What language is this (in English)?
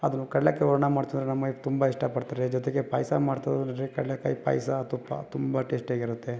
Kannada